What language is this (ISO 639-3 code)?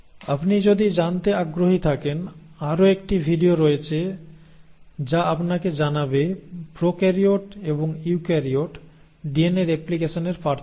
ben